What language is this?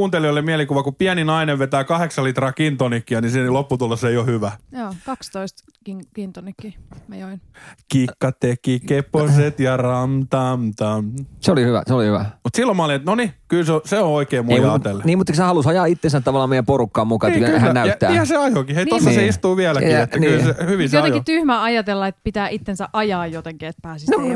Finnish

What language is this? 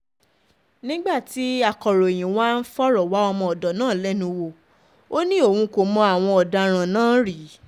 Yoruba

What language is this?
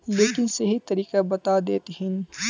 Magahi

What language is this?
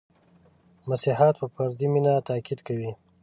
Pashto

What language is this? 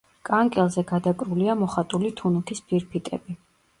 Georgian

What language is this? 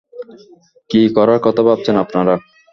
Bangla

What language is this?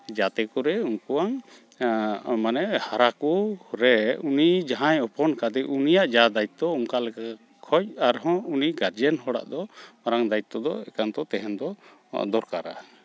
Santali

